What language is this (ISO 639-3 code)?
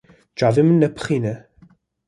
kur